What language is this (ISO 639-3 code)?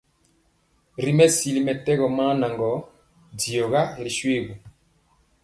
mcx